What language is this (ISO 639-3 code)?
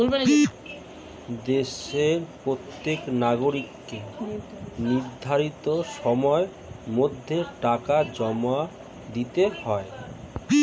ben